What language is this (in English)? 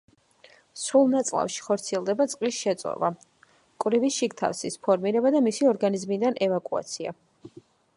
Georgian